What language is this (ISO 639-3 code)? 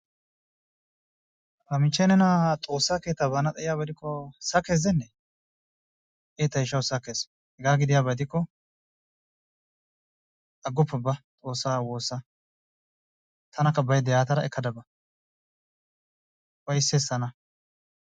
wal